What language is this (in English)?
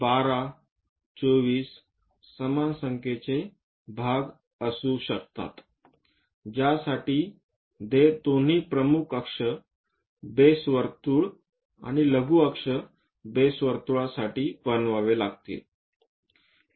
Marathi